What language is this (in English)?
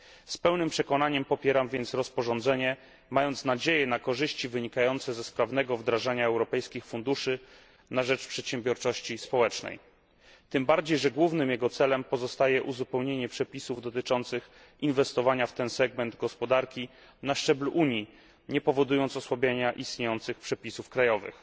Polish